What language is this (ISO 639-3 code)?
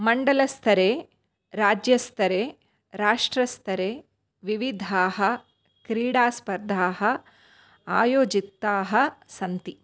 san